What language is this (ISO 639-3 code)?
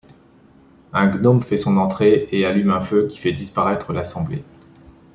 fra